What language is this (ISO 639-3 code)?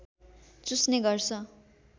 nep